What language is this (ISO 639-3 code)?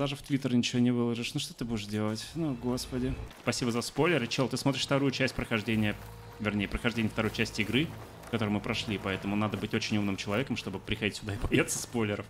rus